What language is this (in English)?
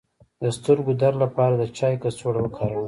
Pashto